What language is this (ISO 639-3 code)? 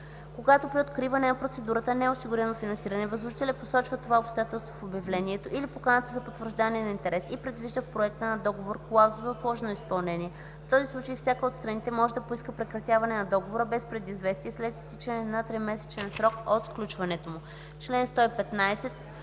bul